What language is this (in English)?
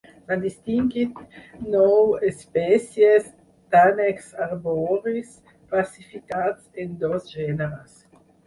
Catalan